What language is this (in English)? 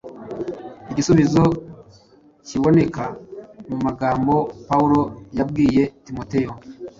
Kinyarwanda